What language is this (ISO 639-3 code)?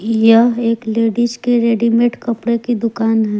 hin